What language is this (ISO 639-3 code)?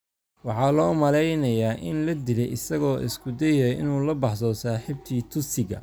som